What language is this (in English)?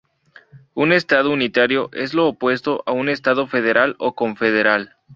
Spanish